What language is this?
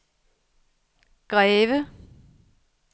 Danish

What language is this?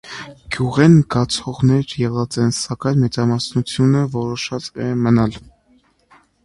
Armenian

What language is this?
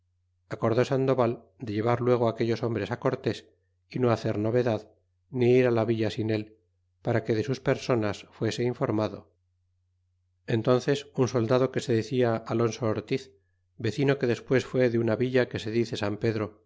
Spanish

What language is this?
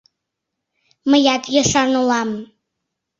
Mari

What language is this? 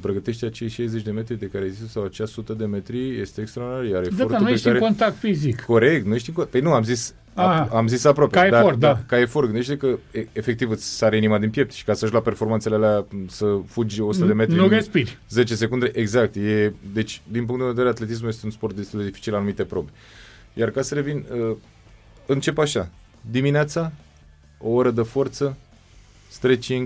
Romanian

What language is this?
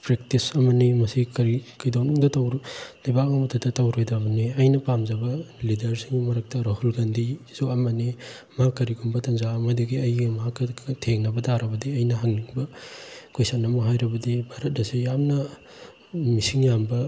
Manipuri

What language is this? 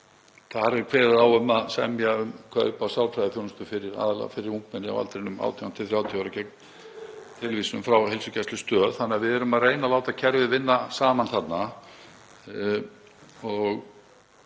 Icelandic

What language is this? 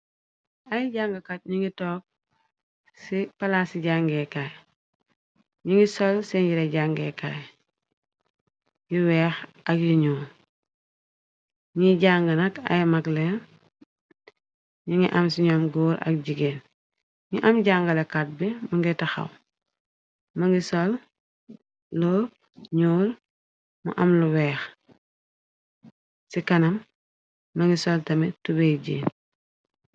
Wolof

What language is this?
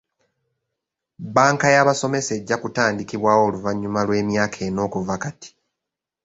Ganda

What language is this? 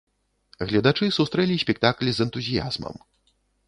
Belarusian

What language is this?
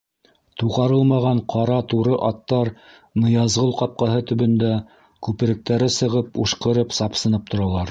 Bashkir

